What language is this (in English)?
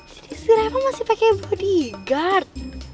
Indonesian